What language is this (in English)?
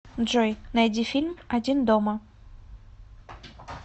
Russian